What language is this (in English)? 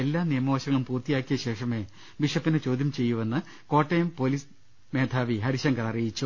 Malayalam